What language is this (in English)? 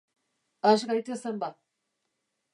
Basque